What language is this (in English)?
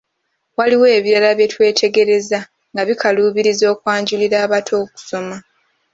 Ganda